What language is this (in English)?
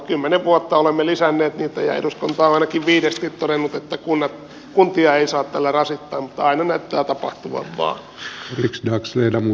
Finnish